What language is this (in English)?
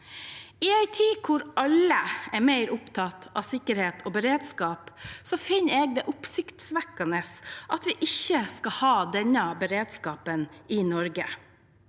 Norwegian